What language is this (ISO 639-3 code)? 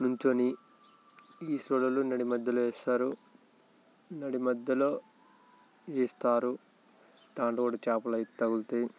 tel